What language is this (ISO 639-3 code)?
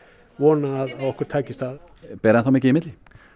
isl